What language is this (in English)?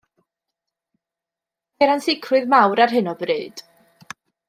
Welsh